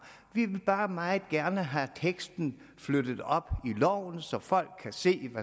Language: Danish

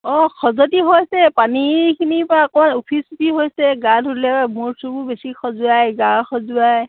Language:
Assamese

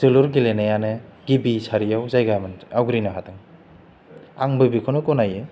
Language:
Bodo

